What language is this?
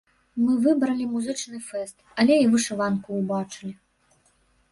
Belarusian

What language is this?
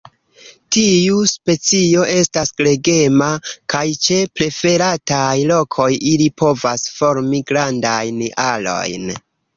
Esperanto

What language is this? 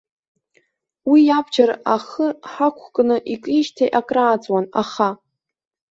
Abkhazian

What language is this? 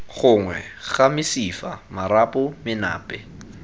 Tswana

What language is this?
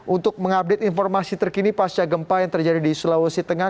Indonesian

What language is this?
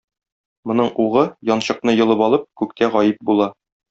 Tatar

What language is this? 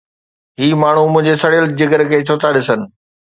Sindhi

